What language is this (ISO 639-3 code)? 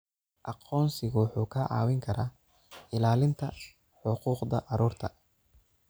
som